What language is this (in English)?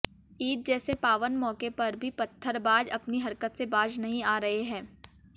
Hindi